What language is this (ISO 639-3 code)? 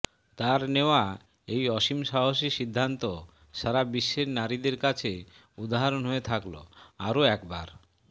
ben